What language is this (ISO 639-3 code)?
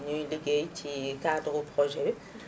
wol